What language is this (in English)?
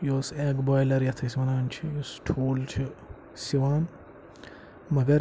Kashmiri